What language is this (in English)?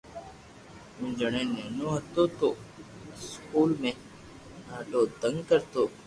Loarki